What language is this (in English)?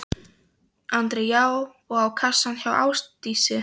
Icelandic